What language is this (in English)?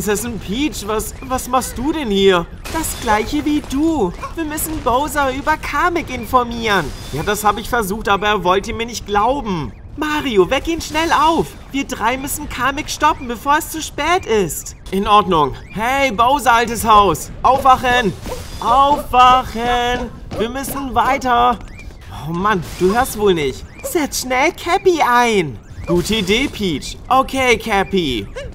German